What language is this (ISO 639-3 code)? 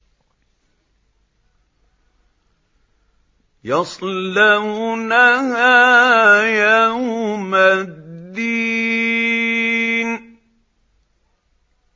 ara